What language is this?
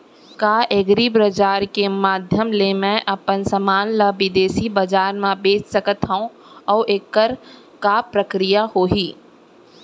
Chhattisgarhi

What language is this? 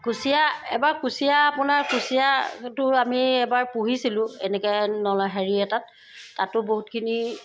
Assamese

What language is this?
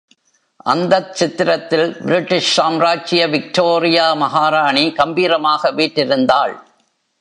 Tamil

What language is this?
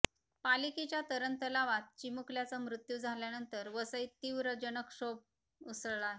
Marathi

